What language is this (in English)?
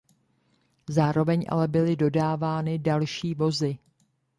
Czech